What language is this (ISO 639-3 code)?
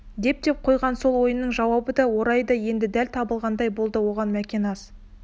kaz